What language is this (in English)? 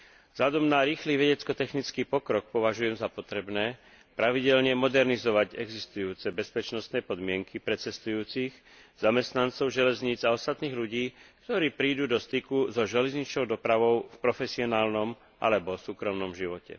Slovak